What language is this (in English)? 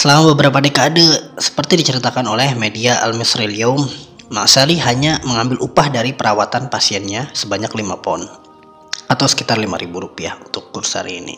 Indonesian